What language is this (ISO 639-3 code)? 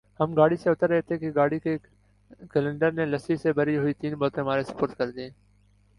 urd